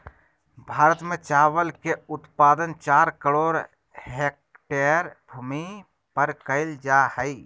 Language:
Magahi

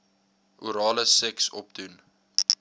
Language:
Afrikaans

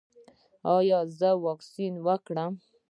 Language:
Pashto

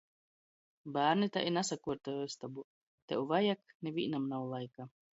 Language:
Latgalian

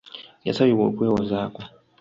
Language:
Ganda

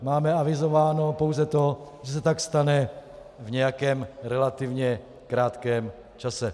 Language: Czech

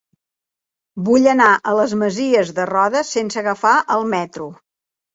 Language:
Catalan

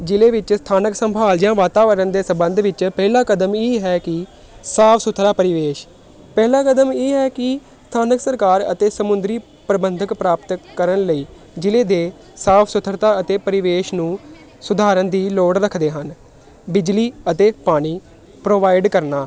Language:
Punjabi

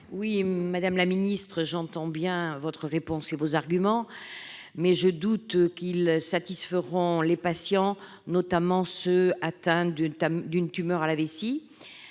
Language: French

